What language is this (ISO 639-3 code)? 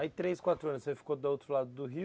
por